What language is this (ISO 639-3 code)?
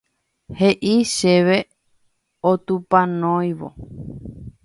grn